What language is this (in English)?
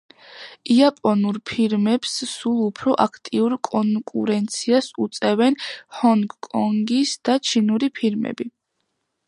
Georgian